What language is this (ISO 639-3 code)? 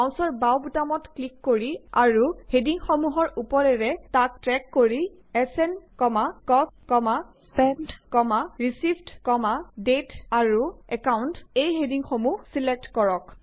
asm